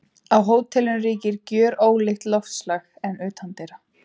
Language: Icelandic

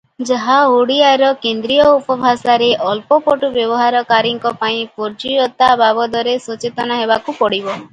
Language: Odia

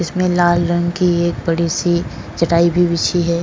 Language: Hindi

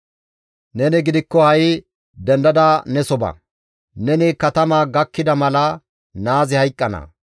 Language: Gamo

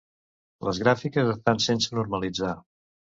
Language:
Catalan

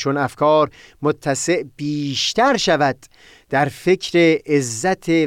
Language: Persian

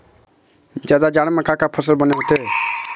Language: Chhattisgarhi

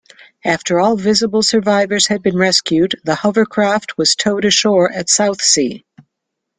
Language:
English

